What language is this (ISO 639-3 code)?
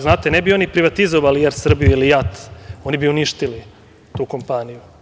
srp